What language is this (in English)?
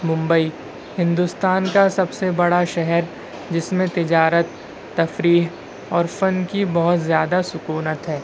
Urdu